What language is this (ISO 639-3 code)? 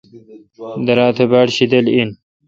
xka